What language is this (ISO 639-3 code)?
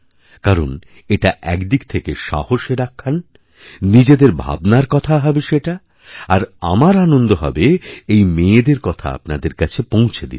ben